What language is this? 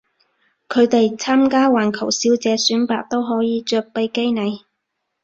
Cantonese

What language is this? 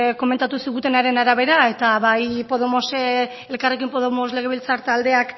Basque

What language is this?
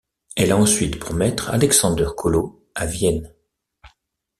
French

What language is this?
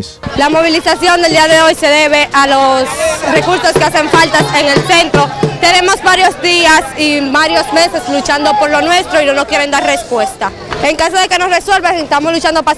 Spanish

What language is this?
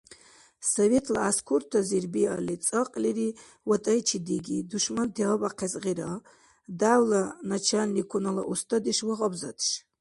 Dargwa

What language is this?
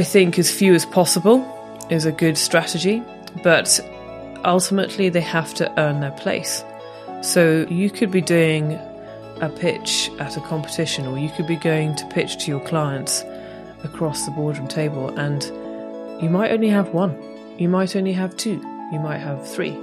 English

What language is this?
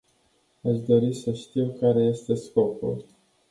Romanian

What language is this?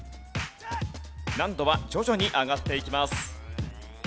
Japanese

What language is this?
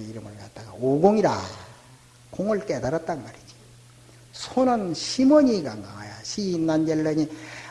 Korean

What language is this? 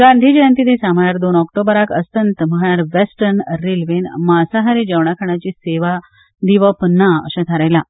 Konkani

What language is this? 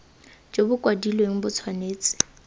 Tswana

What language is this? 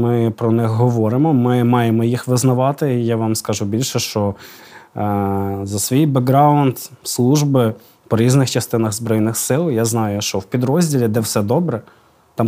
Ukrainian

